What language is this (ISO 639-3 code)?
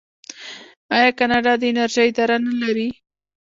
pus